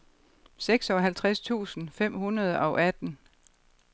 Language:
Danish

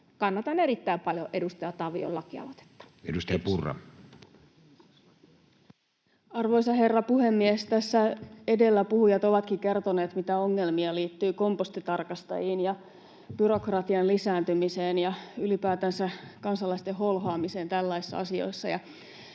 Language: Finnish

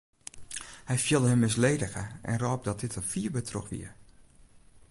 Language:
Western Frisian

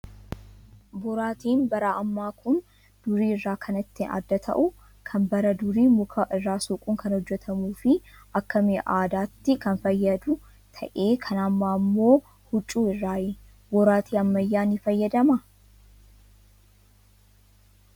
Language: Oromo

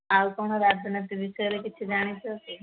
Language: Odia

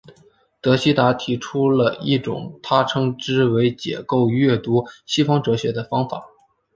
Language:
Chinese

